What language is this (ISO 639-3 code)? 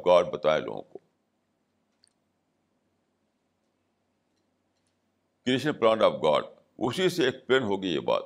urd